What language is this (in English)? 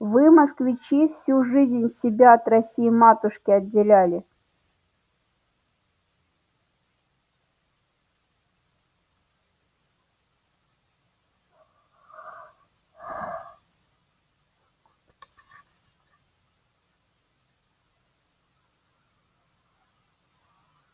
Russian